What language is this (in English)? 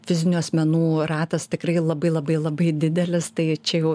Lithuanian